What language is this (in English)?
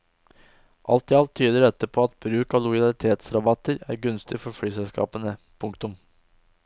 Norwegian